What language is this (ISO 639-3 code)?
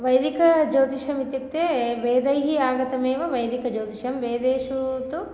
san